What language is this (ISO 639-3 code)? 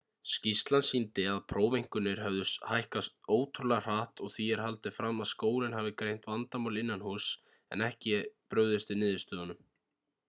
isl